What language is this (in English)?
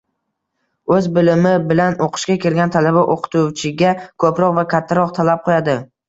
Uzbek